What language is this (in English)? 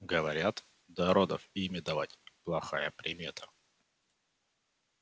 Russian